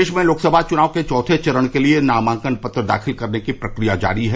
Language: Hindi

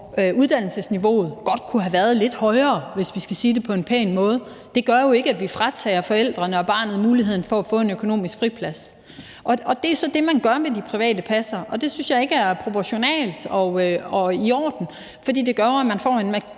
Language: Danish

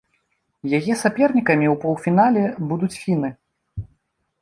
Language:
Belarusian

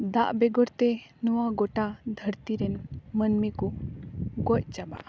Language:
Santali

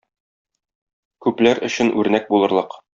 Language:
Tatar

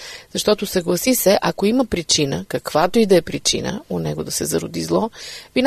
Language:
Bulgarian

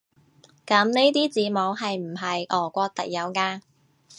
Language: Cantonese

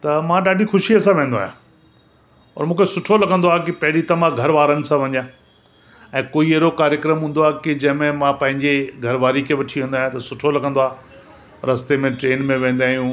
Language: Sindhi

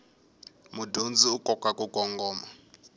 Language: Tsonga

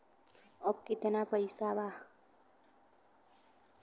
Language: Bhojpuri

